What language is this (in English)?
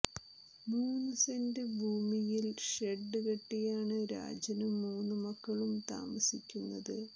Malayalam